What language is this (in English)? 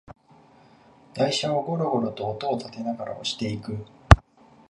Japanese